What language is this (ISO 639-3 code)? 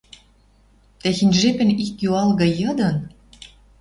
mrj